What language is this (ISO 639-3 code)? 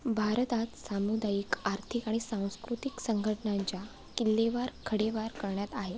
mar